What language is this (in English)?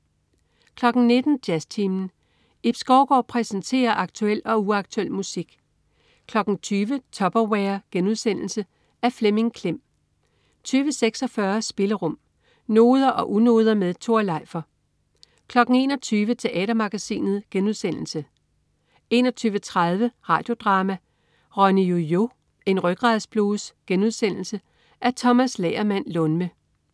Danish